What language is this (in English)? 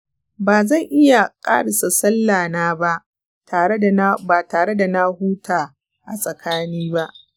Hausa